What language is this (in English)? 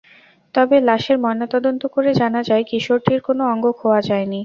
Bangla